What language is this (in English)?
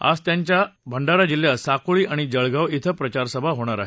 Marathi